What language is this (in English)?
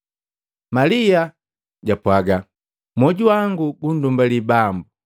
Matengo